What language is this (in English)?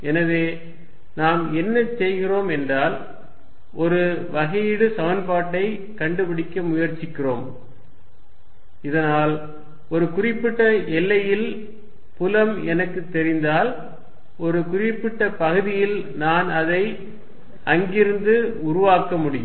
Tamil